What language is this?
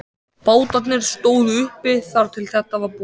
Icelandic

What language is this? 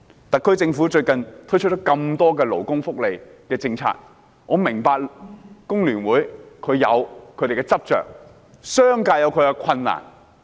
Cantonese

